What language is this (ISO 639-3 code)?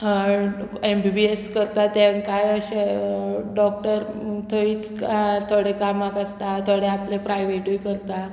kok